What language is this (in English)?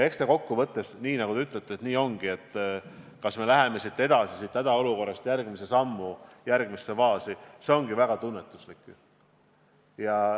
Estonian